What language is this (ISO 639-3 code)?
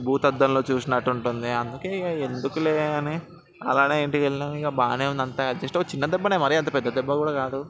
tel